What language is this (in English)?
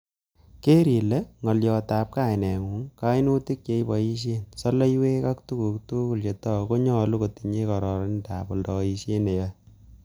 Kalenjin